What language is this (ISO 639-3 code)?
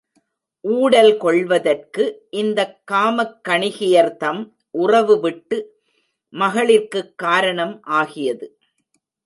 tam